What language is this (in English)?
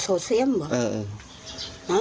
Thai